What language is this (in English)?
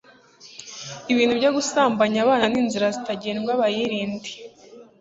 Kinyarwanda